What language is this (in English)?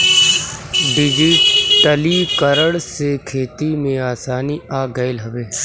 Bhojpuri